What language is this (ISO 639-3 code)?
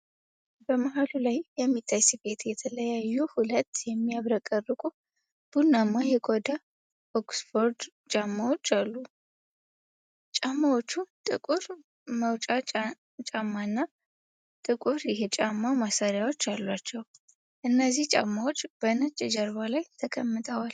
amh